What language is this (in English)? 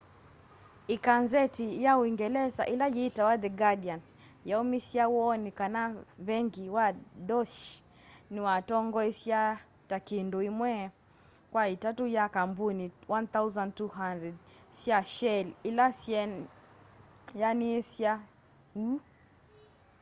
Kamba